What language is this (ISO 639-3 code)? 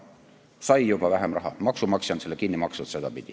est